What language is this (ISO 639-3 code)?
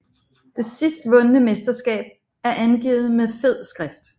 dan